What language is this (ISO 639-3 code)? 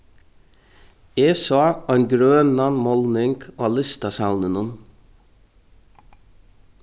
fao